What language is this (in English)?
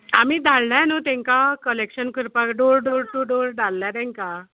Konkani